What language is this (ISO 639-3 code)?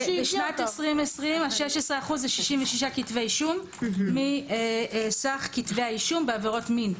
heb